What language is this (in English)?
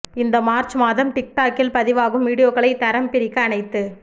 Tamil